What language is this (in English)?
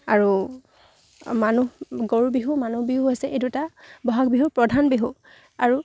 Assamese